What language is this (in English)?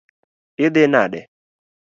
Luo (Kenya and Tanzania)